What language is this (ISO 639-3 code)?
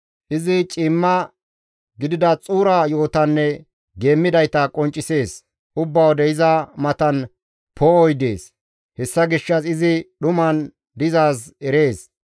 gmv